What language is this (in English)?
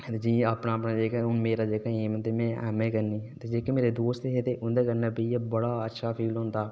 Dogri